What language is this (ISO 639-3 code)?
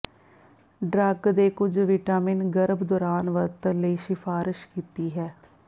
pan